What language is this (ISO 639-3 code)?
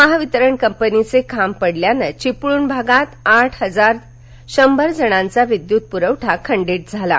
mar